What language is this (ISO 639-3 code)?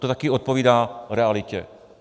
ces